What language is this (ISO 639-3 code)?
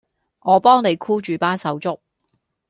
yue